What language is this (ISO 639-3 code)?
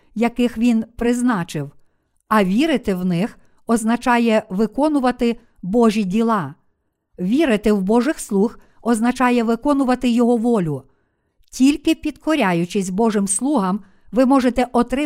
ukr